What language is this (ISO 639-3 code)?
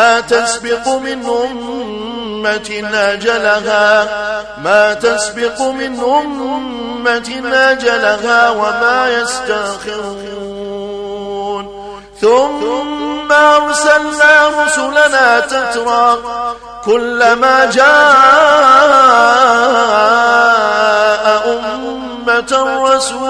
ara